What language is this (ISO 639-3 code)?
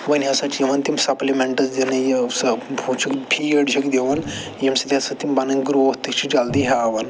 kas